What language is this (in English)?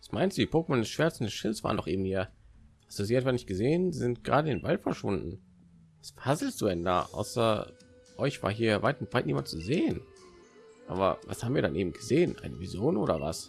German